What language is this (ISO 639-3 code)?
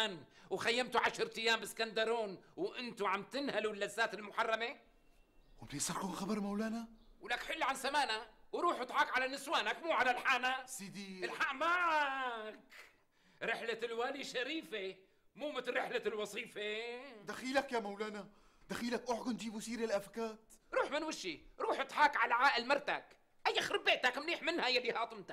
ara